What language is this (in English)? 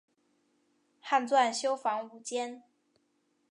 Chinese